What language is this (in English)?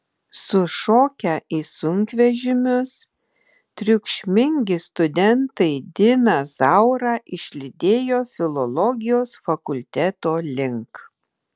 Lithuanian